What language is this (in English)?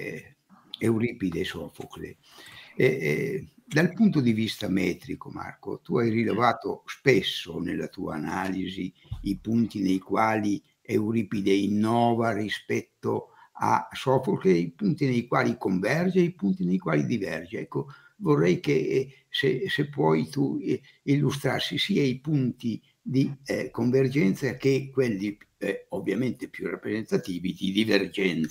Italian